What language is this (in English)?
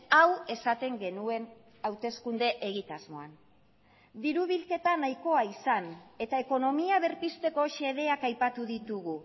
Basque